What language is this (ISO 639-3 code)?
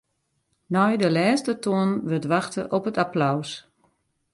fry